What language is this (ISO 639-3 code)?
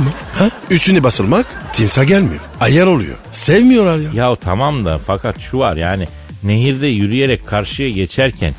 tur